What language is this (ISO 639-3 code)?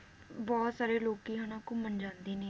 pan